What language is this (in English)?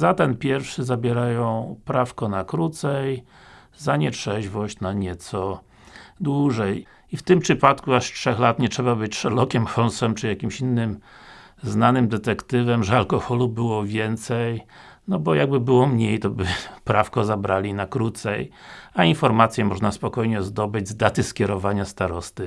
Polish